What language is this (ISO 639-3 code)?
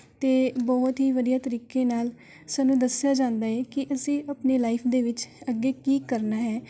pan